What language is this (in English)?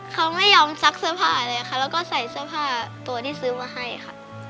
Thai